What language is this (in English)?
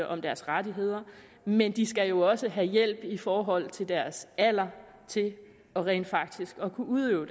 Danish